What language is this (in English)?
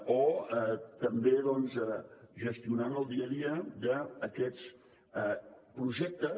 Catalan